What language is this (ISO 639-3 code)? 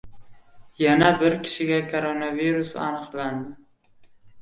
uzb